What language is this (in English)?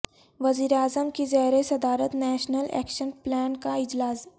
Urdu